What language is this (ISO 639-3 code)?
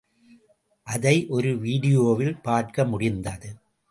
tam